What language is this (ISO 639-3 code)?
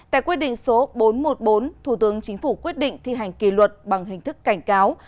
vie